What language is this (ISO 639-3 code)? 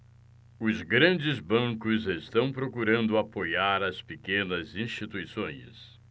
por